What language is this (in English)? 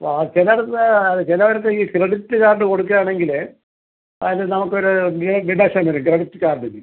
Malayalam